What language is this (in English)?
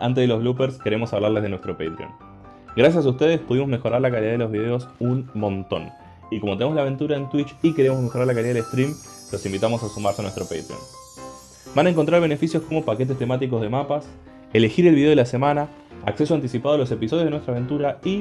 Spanish